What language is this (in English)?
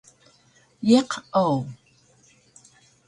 Taroko